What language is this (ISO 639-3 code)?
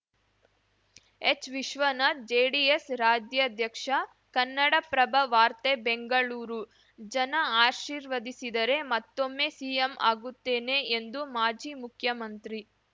kan